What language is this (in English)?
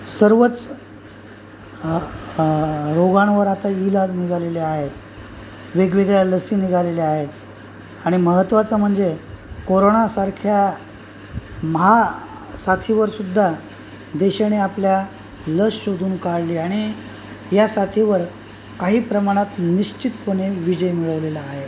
Marathi